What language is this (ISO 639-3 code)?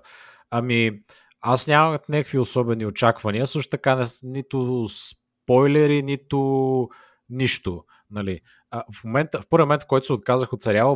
bul